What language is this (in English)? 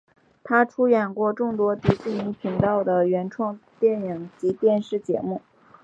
Chinese